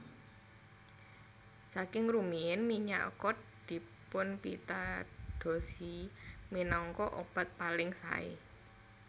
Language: Javanese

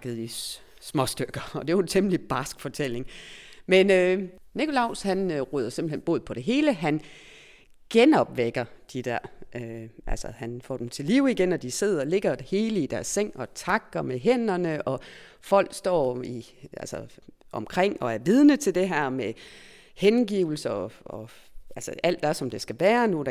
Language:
Danish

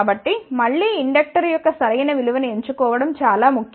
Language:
Telugu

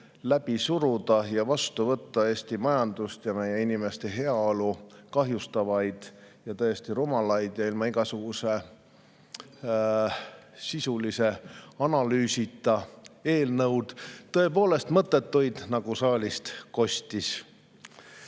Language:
Estonian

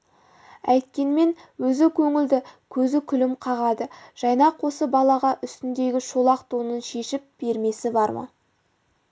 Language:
Kazakh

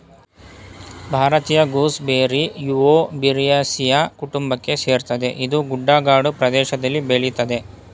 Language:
Kannada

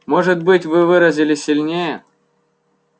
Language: Russian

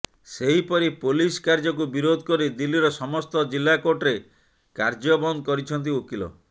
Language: Odia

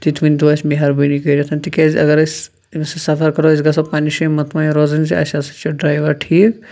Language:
Kashmiri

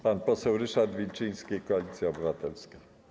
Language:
Polish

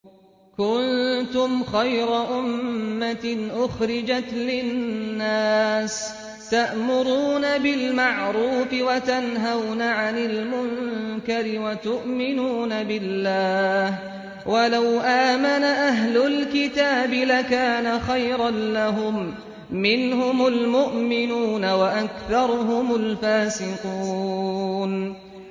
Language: Arabic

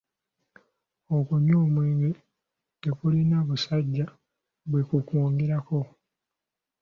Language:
Ganda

